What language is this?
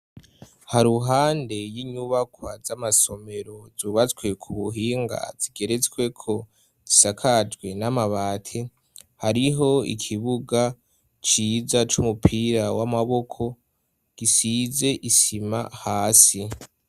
Rundi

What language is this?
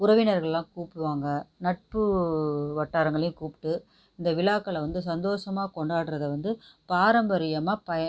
Tamil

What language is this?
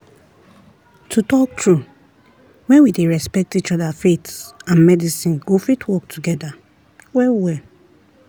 Nigerian Pidgin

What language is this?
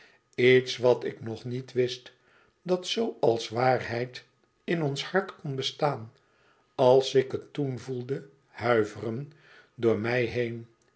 Dutch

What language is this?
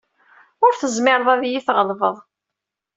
Kabyle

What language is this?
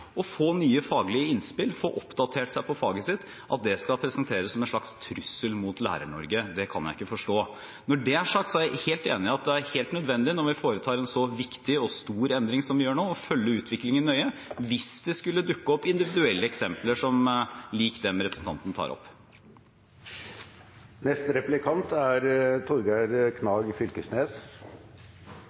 Norwegian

